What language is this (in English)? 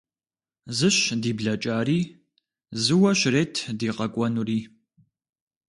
Kabardian